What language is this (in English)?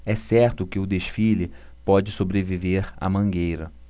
Portuguese